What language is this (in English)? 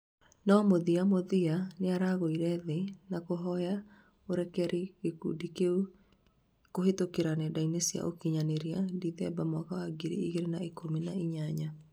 Kikuyu